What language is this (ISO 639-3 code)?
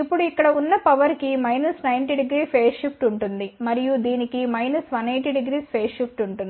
tel